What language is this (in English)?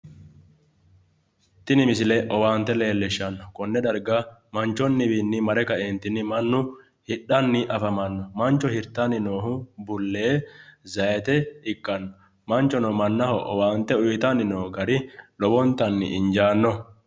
Sidamo